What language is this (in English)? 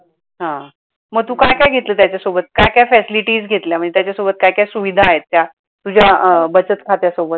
Marathi